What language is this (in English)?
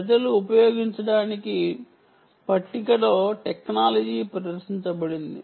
Telugu